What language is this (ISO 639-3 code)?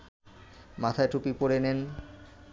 ben